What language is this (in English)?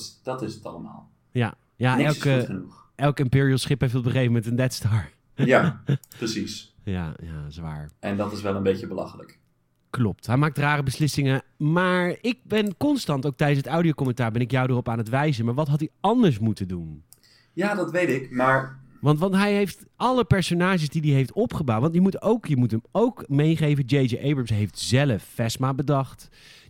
Dutch